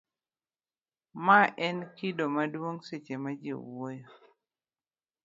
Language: Luo (Kenya and Tanzania)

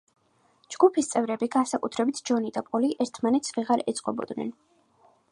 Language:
Georgian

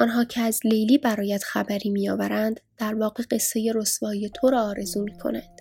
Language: Persian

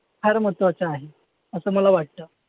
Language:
Marathi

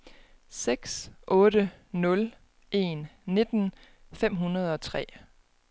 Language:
Danish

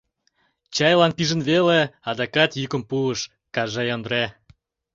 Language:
Mari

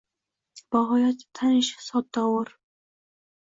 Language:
Uzbek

